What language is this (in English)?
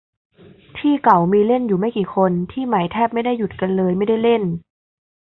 Thai